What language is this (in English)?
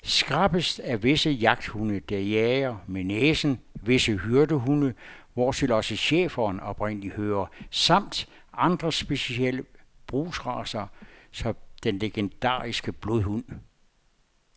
Danish